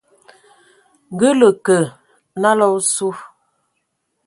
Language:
Ewondo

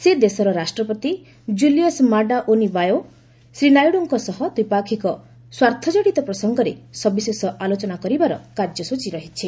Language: Odia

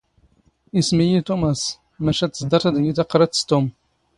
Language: Standard Moroccan Tamazight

